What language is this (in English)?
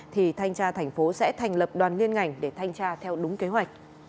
Vietnamese